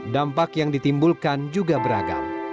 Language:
Indonesian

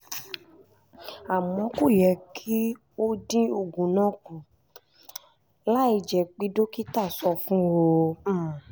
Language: Yoruba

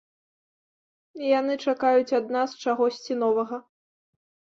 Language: Belarusian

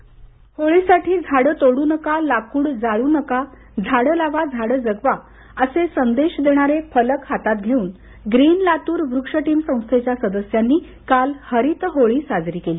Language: Marathi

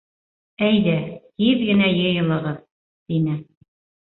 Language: Bashkir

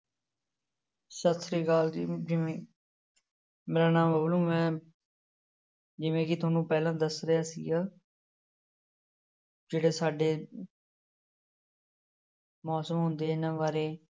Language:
Punjabi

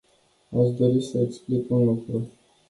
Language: Romanian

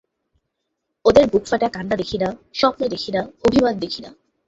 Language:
Bangla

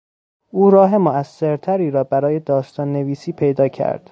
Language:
Persian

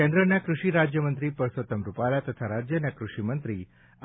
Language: Gujarati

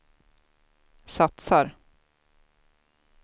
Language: Swedish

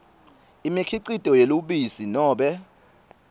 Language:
Swati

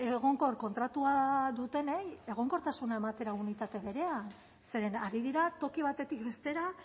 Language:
Basque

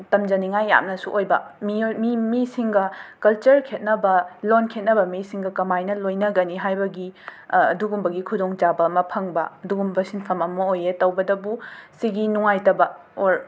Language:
Manipuri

